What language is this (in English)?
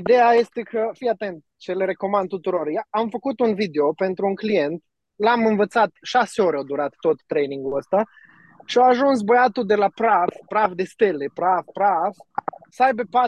Romanian